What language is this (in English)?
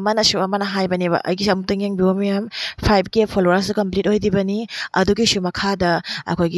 Bangla